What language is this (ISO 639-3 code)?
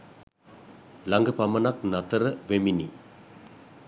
sin